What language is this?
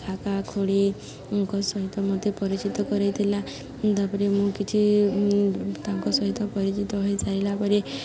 Odia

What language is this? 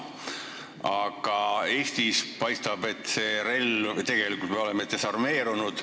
Estonian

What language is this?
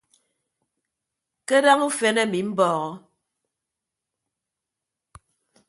Ibibio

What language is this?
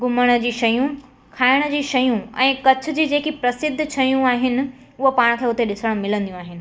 Sindhi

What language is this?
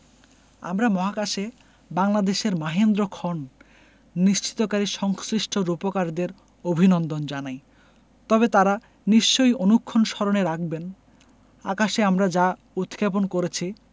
Bangla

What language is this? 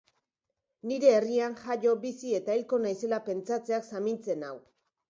Basque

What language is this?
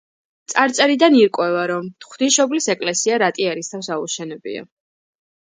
Georgian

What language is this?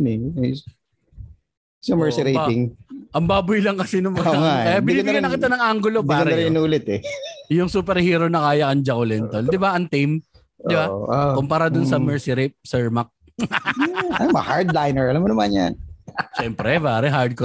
Filipino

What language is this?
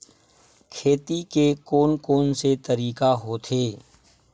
Chhattisgarhi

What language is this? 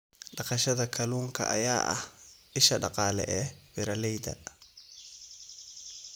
Somali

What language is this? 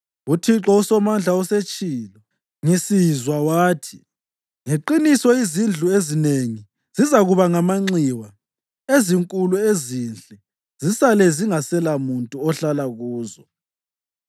North Ndebele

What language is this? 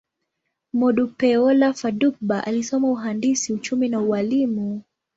Swahili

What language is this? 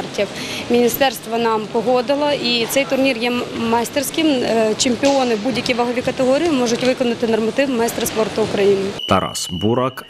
Ukrainian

